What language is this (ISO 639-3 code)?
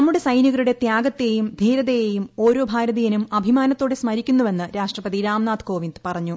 mal